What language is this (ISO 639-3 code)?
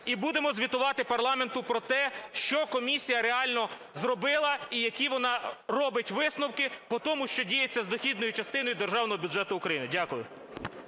ukr